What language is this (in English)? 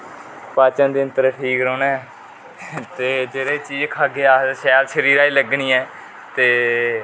Dogri